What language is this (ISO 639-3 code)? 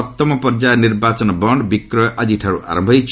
ori